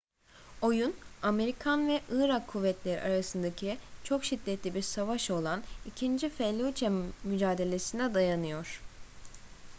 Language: Turkish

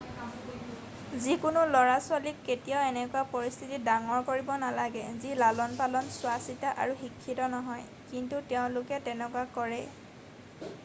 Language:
Assamese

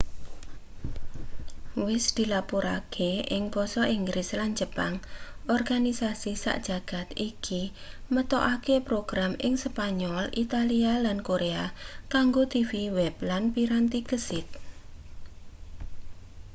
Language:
Javanese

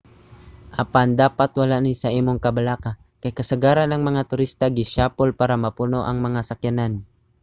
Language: Cebuano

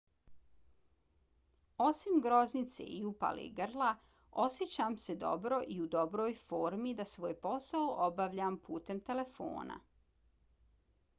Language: Bosnian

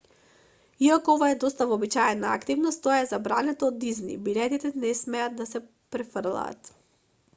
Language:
Macedonian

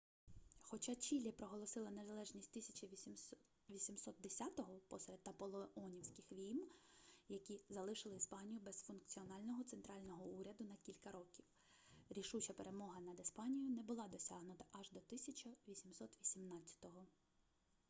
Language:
Ukrainian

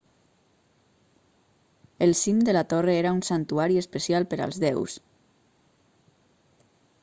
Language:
Catalan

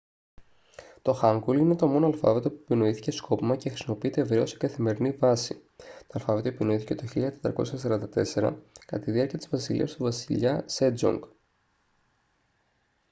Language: Greek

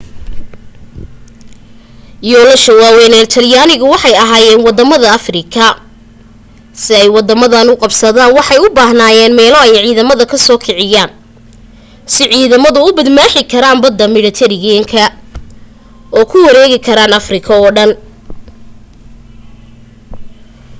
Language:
Somali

